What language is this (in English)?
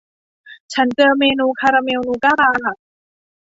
Thai